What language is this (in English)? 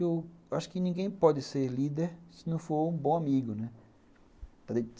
Portuguese